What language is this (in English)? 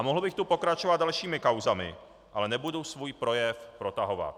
Czech